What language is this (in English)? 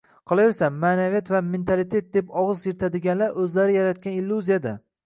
Uzbek